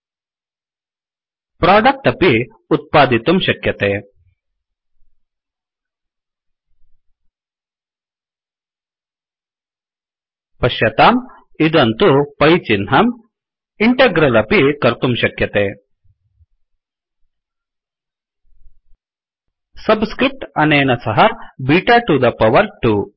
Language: Sanskrit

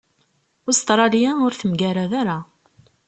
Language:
Kabyle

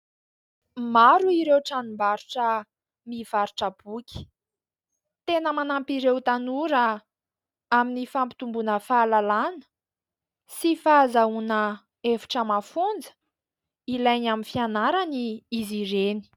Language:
Malagasy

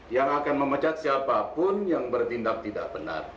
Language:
Indonesian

